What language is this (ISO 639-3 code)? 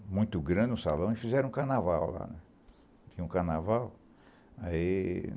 por